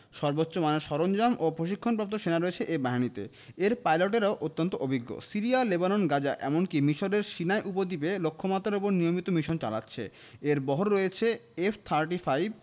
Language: Bangla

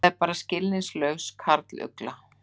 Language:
Icelandic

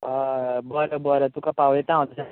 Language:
Konkani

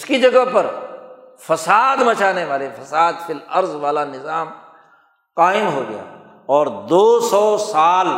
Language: Urdu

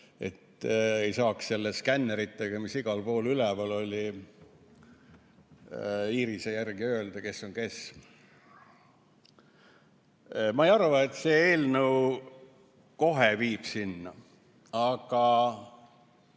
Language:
Estonian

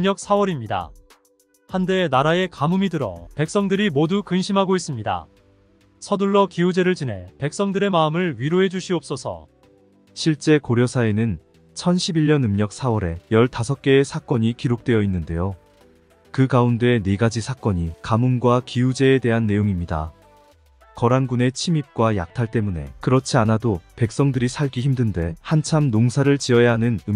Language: Korean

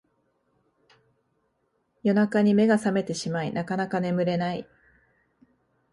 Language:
Japanese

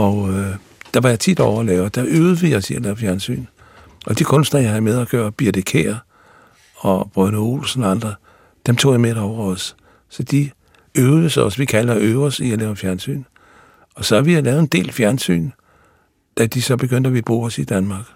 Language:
Danish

